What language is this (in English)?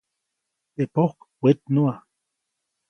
Copainalá Zoque